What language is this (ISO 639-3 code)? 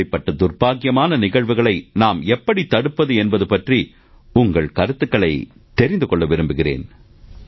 tam